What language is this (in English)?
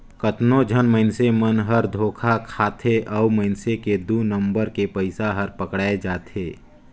Chhattisgarhi